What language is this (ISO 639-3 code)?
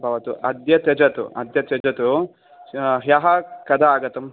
san